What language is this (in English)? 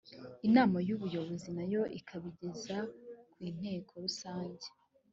Kinyarwanda